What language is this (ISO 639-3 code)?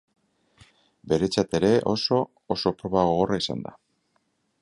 eus